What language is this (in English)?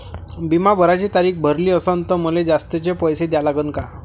Marathi